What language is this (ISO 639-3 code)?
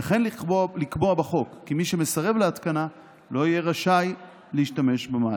heb